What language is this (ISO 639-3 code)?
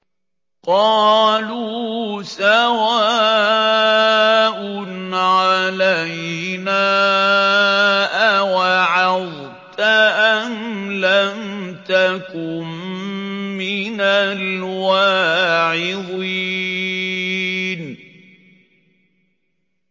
ara